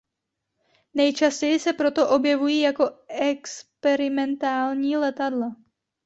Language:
Czech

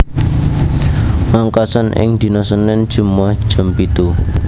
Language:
Javanese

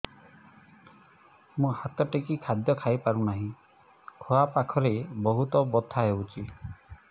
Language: Odia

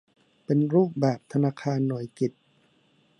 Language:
Thai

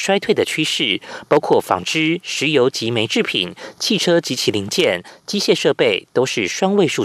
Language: Chinese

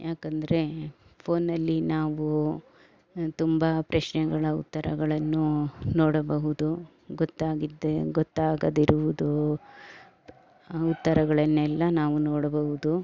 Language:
Kannada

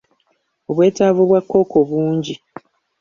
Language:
Ganda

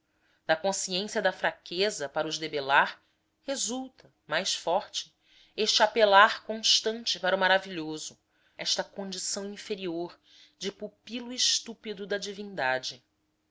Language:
Portuguese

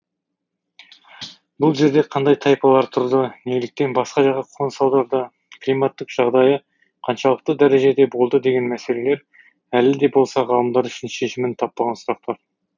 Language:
Kazakh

